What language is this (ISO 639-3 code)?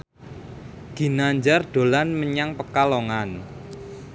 jav